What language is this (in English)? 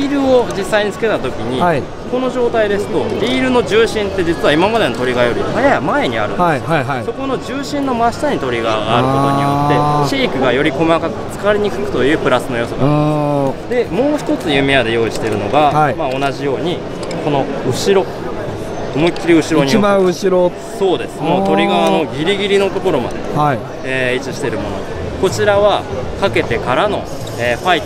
Japanese